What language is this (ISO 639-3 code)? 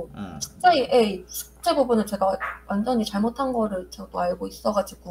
kor